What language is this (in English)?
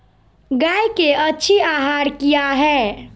Magahi